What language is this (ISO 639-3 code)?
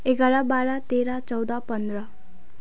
nep